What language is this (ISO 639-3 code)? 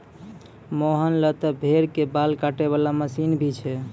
mai